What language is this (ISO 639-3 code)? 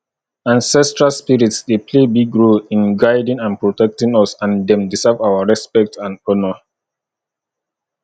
pcm